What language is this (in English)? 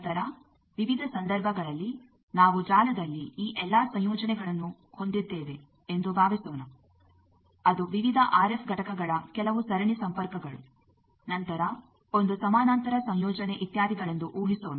Kannada